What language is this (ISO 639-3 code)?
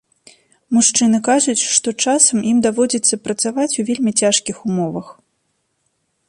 bel